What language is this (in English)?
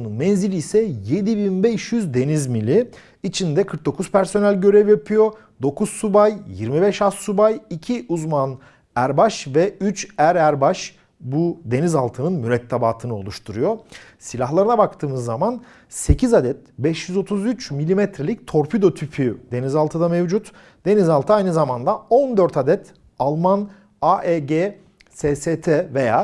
Turkish